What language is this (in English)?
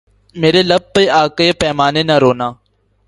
Urdu